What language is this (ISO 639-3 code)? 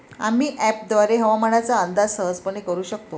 mar